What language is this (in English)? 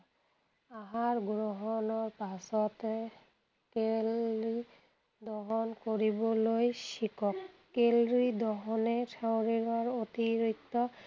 Assamese